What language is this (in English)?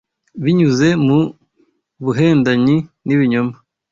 Kinyarwanda